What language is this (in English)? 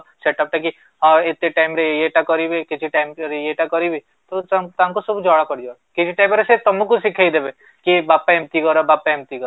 Odia